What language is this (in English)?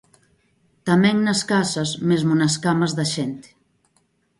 Galician